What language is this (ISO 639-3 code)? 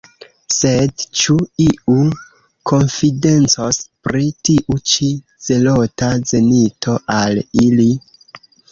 epo